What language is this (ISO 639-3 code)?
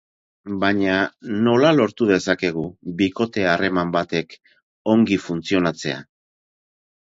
eus